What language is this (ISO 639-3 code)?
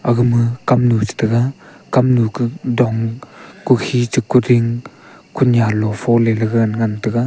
nnp